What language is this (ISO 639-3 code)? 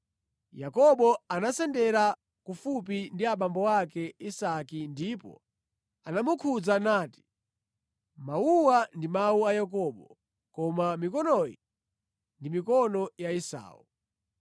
nya